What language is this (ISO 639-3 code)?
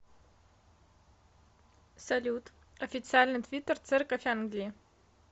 rus